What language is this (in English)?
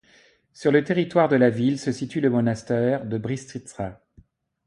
French